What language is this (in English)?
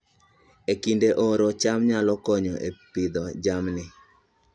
Luo (Kenya and Tanzania)